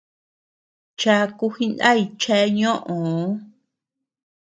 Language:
Tepeuxila Cuicatec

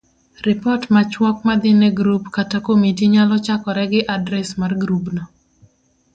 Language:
Luo (Kenya and Tanzania)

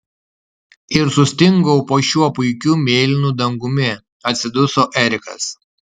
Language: Lithuanian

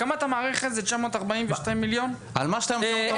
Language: Hebrew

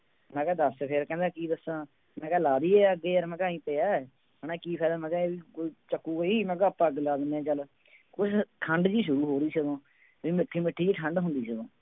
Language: Punjabi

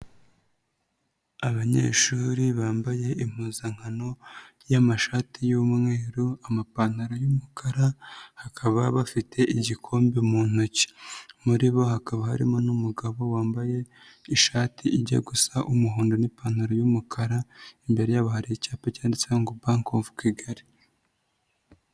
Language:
Kinyarwanda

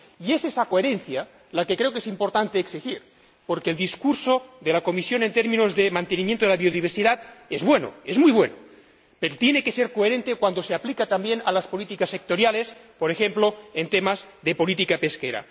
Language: Spanish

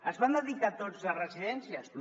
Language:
Catalan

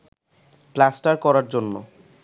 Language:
Bangla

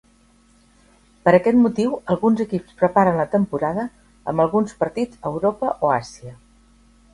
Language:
Catalan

